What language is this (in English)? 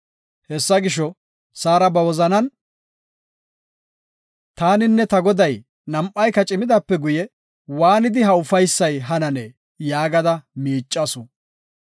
Gofa